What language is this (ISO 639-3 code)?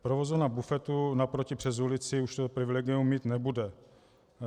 ces